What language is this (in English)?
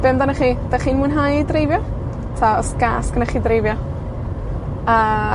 Welsh